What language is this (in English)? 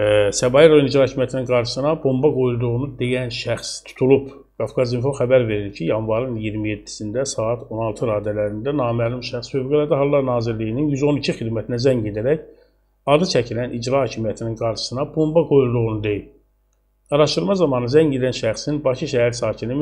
Turkish